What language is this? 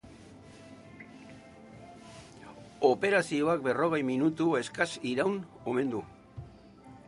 Basque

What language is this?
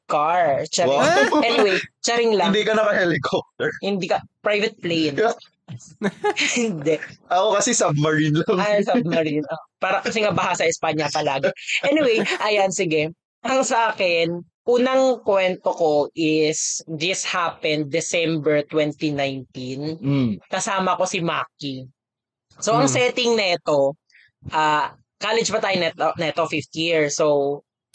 Filipino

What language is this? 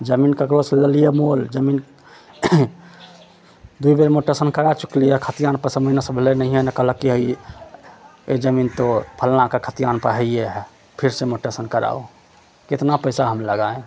Maithili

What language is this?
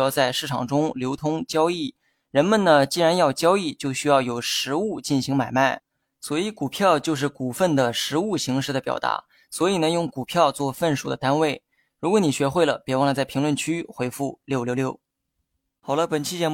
Chinese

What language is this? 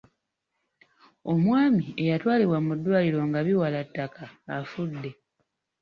Ganda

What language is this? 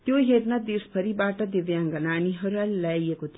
Nepali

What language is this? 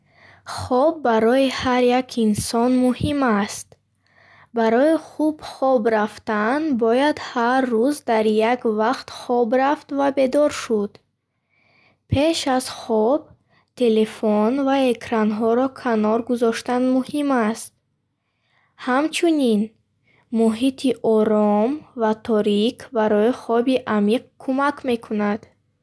Bukharic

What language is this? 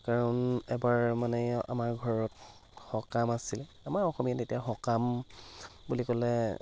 Assamese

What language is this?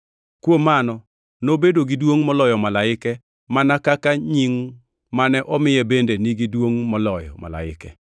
Luo (Kenya and Tanzania)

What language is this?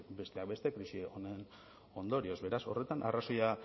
Basque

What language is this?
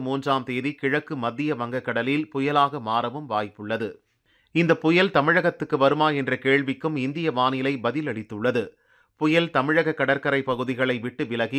Romanian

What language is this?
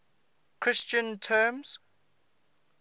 English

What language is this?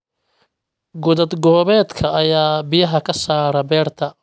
Somali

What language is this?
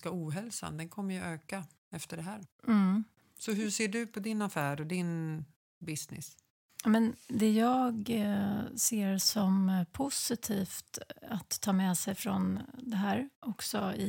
Swedish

